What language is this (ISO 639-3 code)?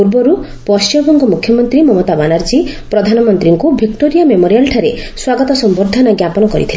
ori